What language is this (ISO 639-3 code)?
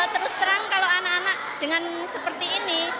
ind